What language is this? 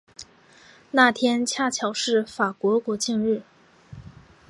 Chinese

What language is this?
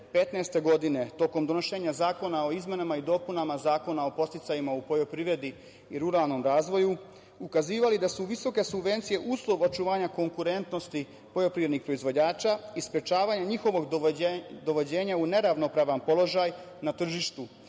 Serbian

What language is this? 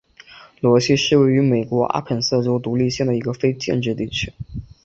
Chinese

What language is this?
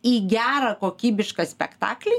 Lithuanian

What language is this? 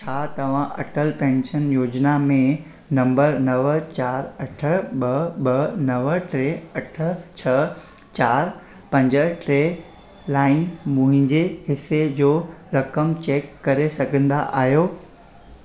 Sindhi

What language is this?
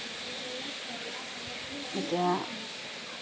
Assamese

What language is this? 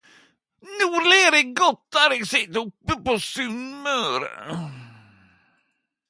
Norwegian Nynorsk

